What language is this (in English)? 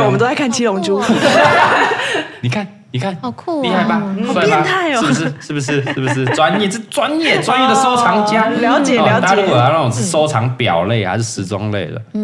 Chinese